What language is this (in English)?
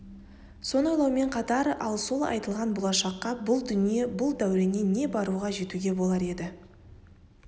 Kazakh